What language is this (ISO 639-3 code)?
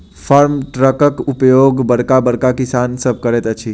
mai